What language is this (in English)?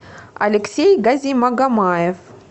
Russian